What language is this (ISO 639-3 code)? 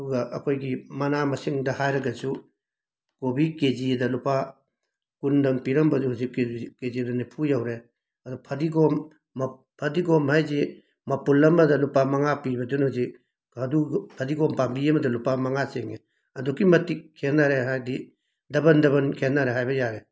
mni